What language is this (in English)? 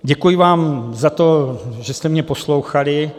Czech